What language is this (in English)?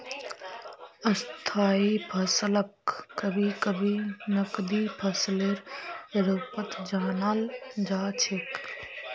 Magahi